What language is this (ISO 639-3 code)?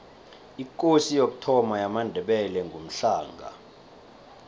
nbl